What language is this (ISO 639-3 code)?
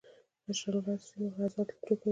pus